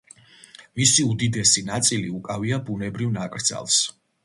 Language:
Georgian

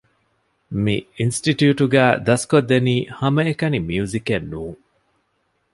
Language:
Divehi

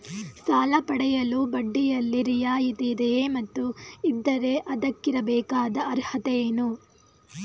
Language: Kannada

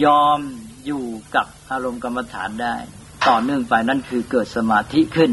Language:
Thai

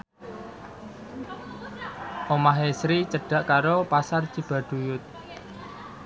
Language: Javanese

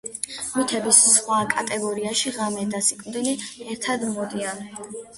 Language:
Georgian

